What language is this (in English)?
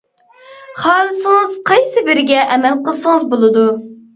Uyghur